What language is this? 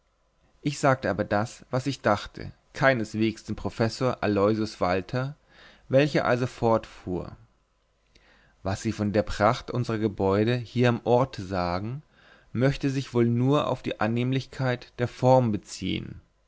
German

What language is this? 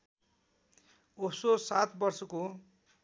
Nepali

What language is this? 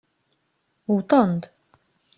Kabyle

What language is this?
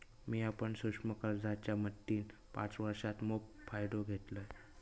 Marathi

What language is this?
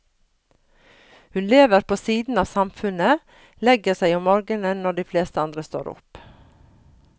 Norwegian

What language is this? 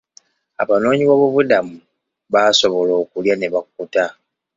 Ganda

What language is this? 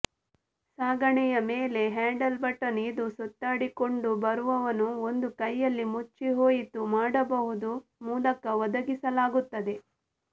Kannada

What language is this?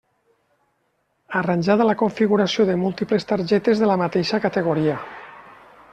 Catalan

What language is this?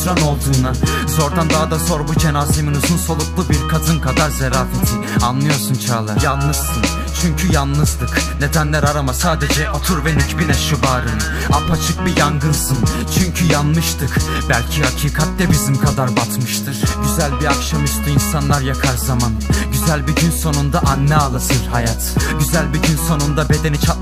Turkish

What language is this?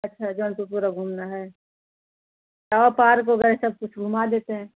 Hindi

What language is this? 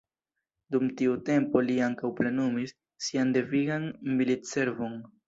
Esperanto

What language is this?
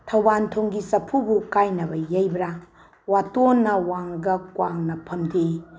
Manipuri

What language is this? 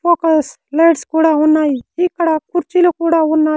Telugu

